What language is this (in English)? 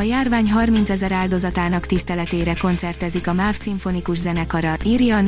Hungarian